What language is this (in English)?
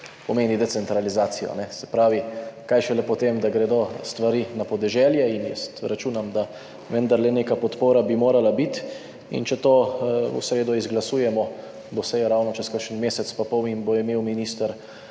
Slovenian